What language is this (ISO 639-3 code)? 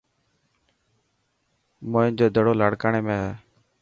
mki